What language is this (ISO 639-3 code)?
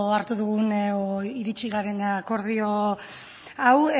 eus